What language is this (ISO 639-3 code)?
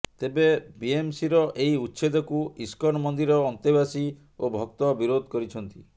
ori